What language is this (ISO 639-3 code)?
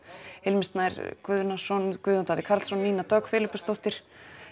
isl